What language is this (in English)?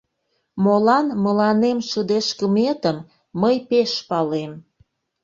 Mari